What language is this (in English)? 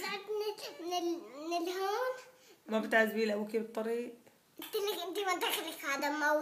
Arabic